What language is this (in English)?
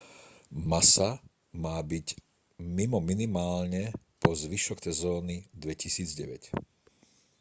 Slovak